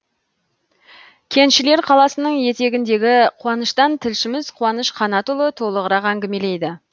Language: Kazakh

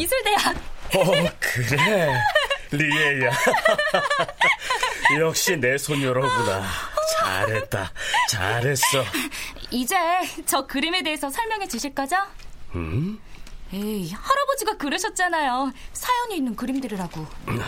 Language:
Korean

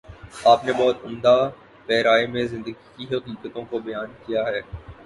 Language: Urdu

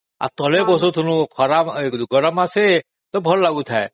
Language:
Odia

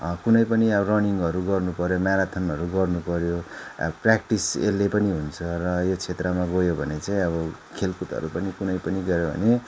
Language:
Nepali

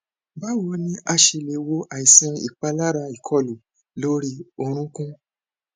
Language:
Yoruba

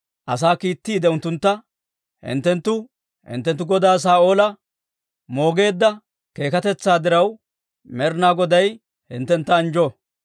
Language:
Dawro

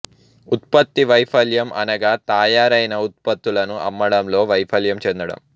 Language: Telugu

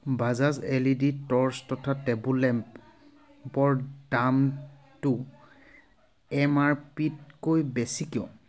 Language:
Assamese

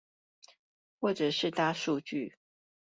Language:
Chinese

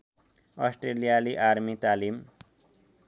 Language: Nepali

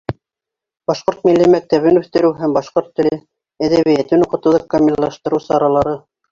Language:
Bashkir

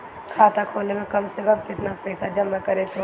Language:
Bhojpuri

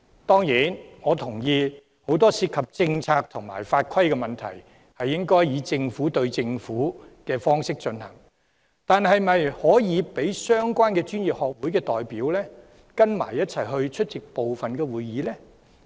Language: Cantonese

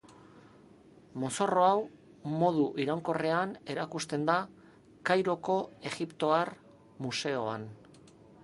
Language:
Basque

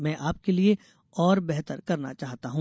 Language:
Hindi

